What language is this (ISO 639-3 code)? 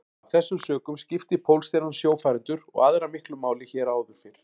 isl